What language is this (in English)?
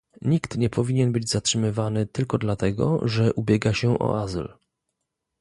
Polish